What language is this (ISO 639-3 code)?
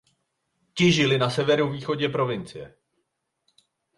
ces